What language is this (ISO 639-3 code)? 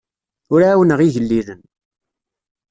kab